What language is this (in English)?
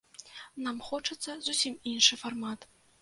Belarusian